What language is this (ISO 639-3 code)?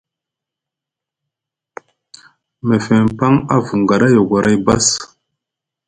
mug